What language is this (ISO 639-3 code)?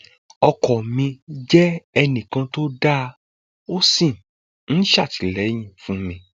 yor